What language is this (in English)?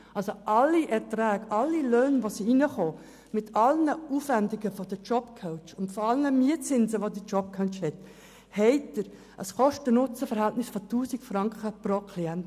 Swiss German